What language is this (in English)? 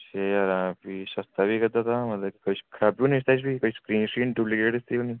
Dogri